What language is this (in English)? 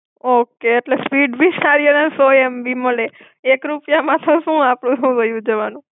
Gujarati